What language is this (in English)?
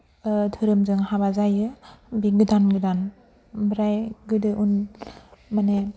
Bodo